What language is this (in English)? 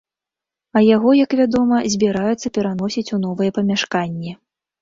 Belarusian